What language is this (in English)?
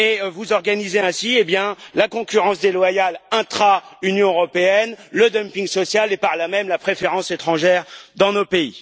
French